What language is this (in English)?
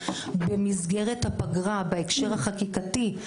Hebrew